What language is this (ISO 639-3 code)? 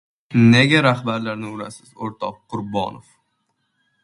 uzb